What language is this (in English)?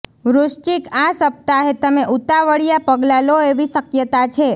Gujarati